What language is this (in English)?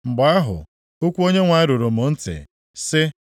Igbo